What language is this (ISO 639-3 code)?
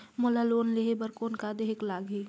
hne